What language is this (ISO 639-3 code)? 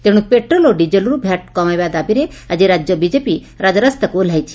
ori